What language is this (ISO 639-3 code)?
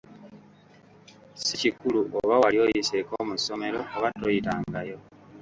lug